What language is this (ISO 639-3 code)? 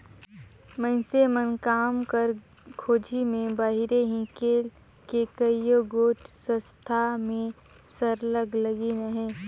hne